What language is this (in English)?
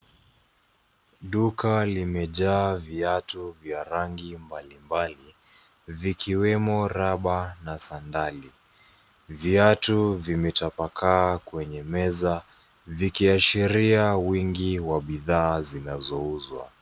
Swahili